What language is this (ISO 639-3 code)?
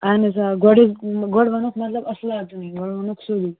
kas